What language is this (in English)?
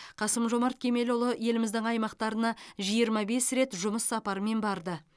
Kazakh